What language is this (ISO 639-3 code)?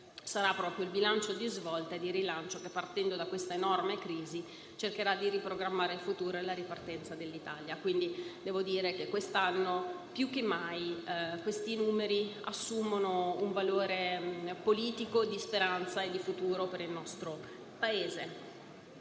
ita